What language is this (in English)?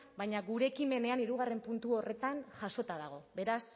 Basque